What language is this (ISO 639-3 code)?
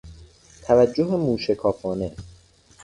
fas